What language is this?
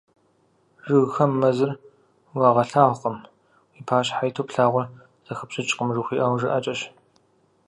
Kabardian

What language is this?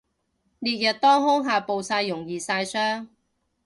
Cantonese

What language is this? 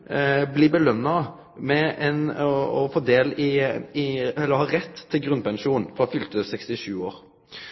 Norwegian Nynorsk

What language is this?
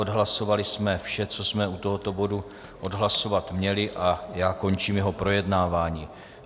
Czech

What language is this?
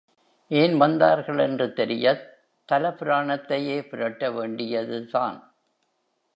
Tamil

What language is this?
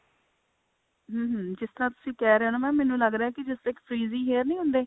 Punjabi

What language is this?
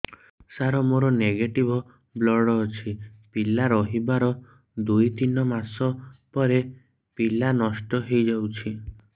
Odia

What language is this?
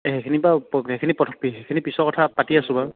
Assamese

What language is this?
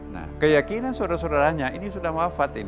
Indonesian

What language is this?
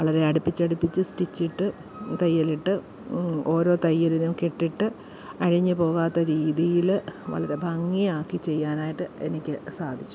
Malayalam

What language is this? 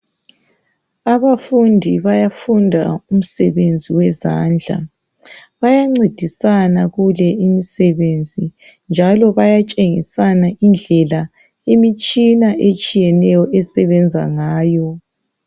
North Ndebele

